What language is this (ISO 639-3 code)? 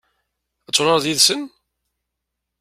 kab